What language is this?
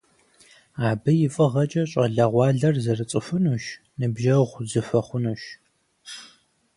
Kabardian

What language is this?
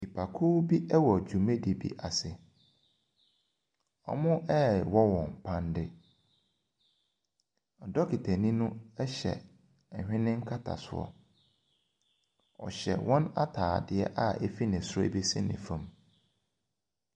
Akan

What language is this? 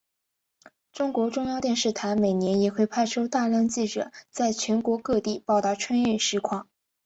Chinese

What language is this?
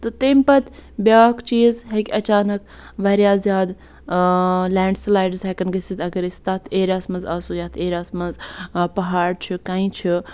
Kashmiri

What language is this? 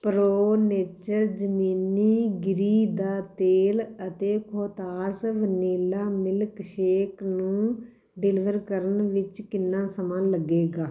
Punjabi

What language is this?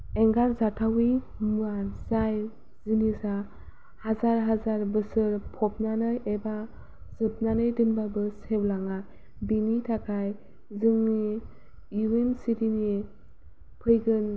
Bodo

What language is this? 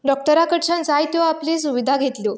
Konkani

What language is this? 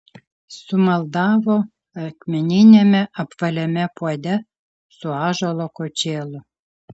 Lithuanian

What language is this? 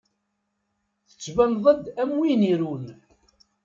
Kabyle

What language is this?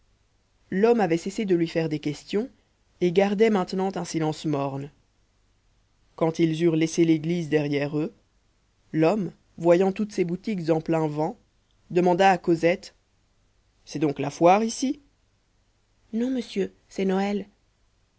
French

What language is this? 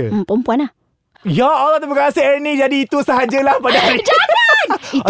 Malay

